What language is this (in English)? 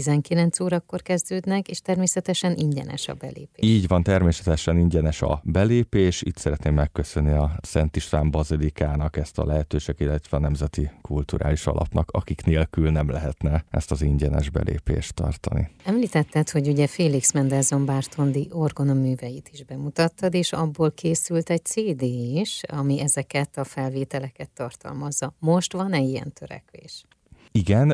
Hungarian